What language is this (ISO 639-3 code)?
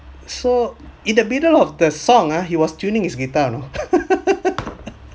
eng